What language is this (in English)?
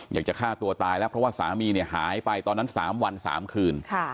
Thai